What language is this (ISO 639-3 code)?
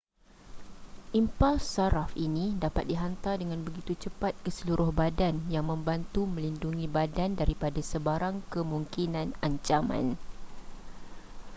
msa